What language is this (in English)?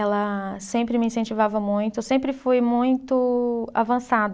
Portuguese